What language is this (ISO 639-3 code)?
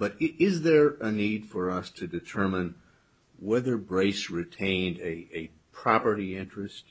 eng